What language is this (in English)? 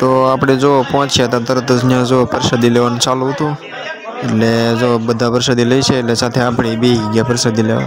Korean